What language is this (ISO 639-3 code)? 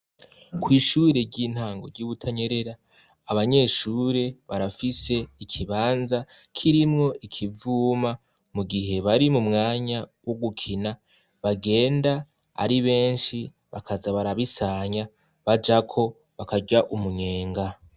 run